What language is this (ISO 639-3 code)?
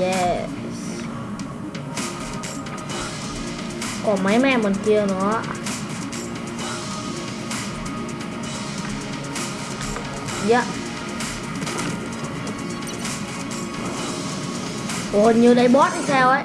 vie